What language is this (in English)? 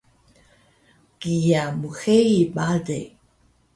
Taroko